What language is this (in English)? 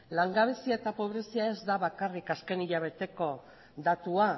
Basque